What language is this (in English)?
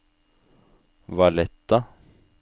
Norwegian